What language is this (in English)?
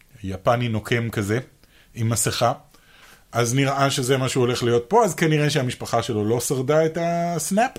Hebrew